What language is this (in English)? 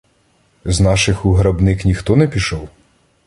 Ukrainian